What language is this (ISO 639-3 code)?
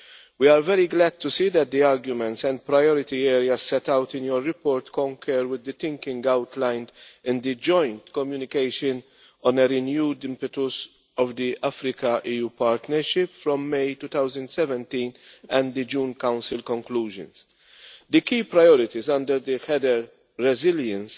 eng